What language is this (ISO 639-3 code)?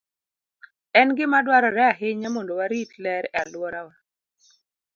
luo